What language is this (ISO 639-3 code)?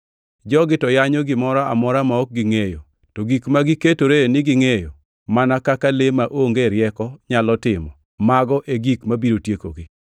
luo